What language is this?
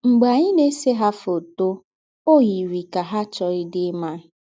Igbo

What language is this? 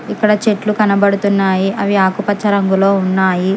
Telugu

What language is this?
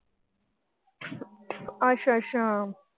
Punjabi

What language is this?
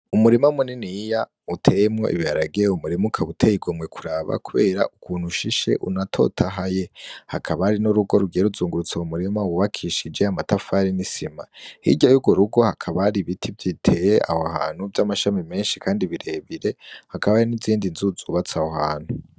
Rundi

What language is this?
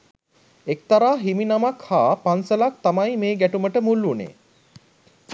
Sinhala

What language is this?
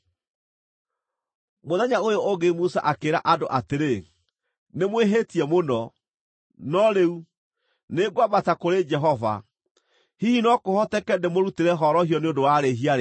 Kikuyu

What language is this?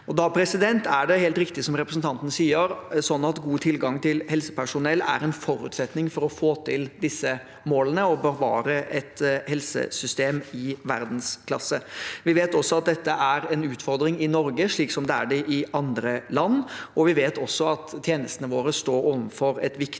Norwegian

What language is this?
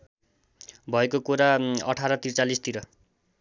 Nepali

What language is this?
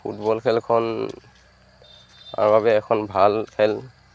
Assamese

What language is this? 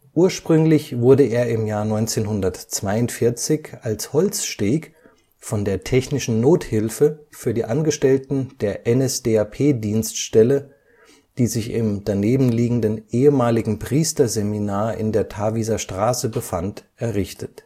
German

